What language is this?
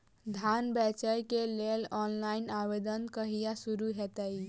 Maithili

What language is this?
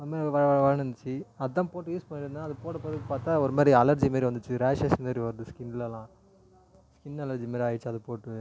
Tamil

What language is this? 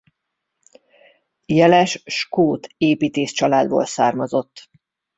Hungarian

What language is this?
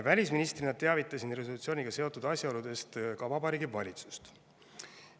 Estonian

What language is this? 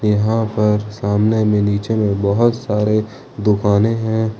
Hindi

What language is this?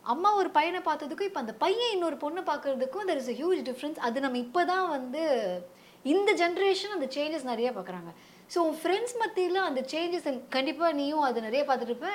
Tamil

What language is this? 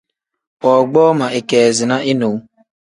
Tem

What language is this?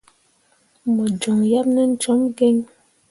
Mundang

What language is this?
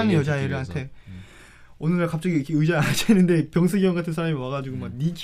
Korean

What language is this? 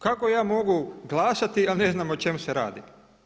Croatian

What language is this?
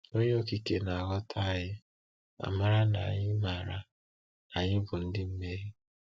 Igbo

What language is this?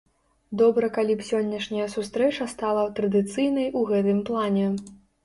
Belarusian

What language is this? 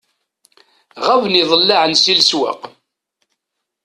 Kabyle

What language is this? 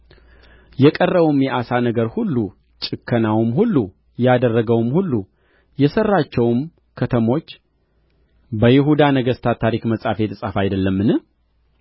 Amharic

